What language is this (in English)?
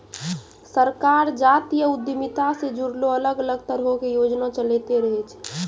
Maithili